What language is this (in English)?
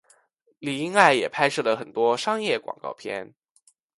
Chinese